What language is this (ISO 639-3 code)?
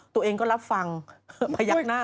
tha